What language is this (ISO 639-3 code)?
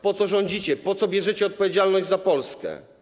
pol